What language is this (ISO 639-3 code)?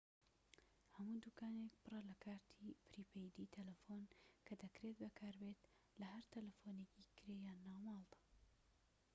ckb